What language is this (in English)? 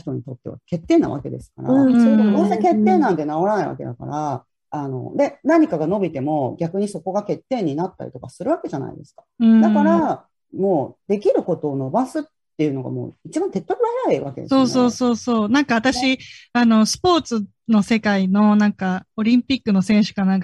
Japanese